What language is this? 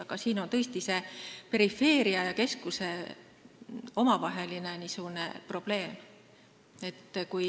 Estonian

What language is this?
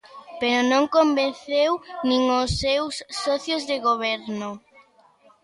Galician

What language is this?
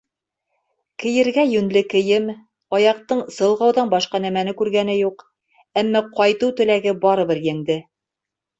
Bashkir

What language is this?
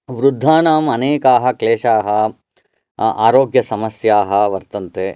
Sanskrit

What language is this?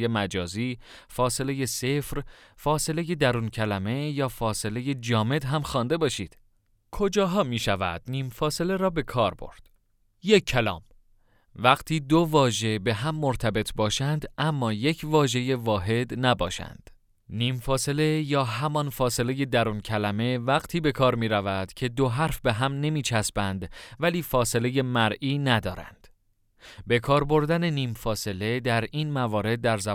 Persian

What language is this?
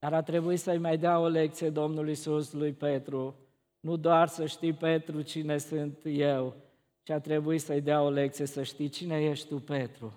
Romanian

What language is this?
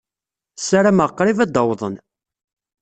Kabyle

